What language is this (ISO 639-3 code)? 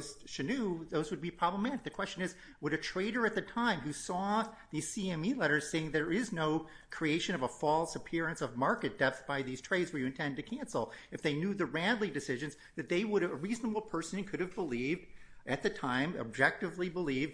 eng